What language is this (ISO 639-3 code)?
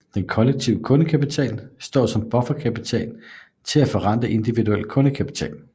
dan